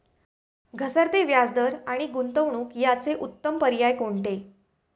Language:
Marathi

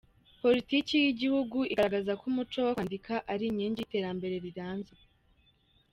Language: Kinyarwanda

